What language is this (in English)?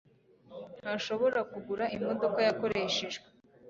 Kinyarwanda